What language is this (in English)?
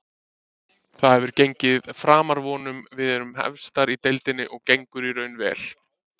Icelandic